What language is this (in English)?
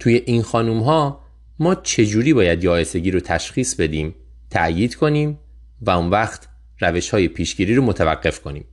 Persian